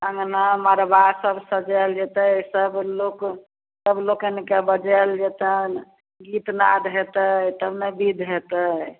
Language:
Maithili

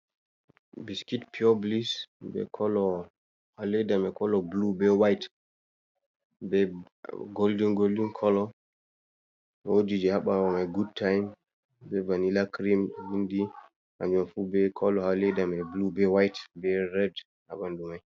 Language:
Fula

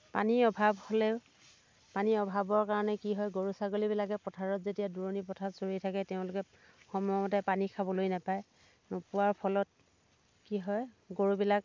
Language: Assamese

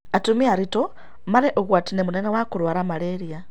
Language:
Kikuyu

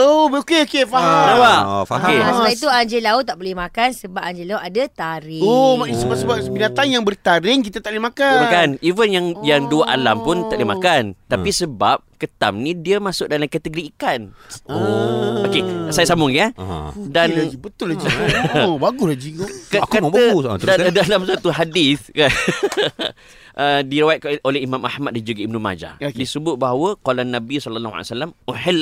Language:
Malay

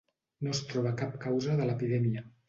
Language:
Catalan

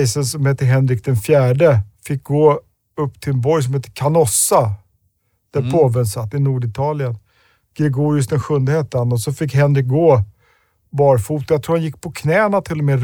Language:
Swedish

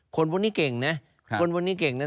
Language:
Thai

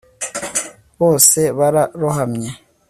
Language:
Kinyarwanda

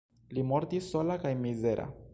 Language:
Esperanto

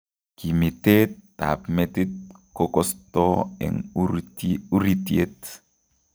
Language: Kalenjin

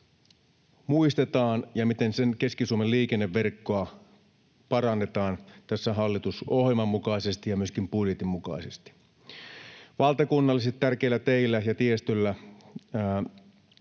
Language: Finnish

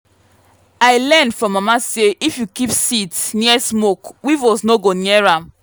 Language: Nigerian Pidgin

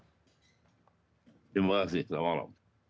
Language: Indonesian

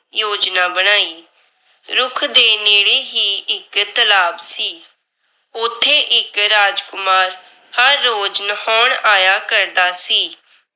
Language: Punjabi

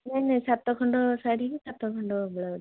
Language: Odia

